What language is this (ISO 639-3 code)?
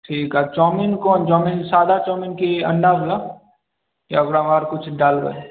mai